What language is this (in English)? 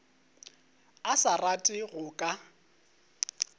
Northern Sotho